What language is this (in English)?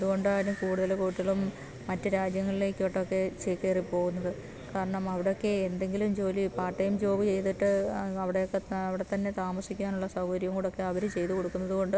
Malayalam